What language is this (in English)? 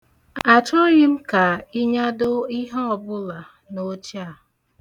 Igbo